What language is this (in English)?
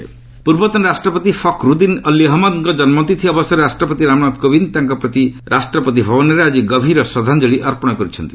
Odia